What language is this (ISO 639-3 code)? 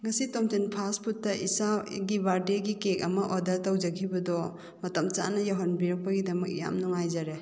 mni